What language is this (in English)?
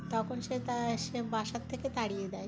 Bangla